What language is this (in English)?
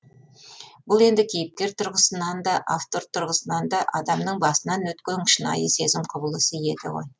Kazakh